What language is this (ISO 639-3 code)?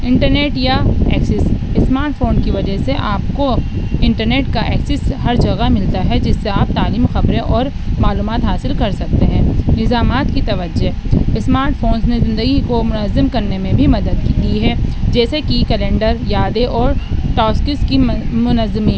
urd